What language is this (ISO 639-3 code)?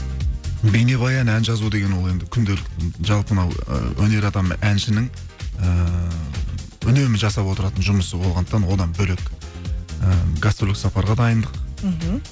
kaz